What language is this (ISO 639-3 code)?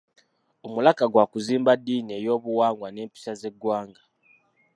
lug